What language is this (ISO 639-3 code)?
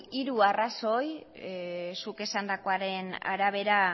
eus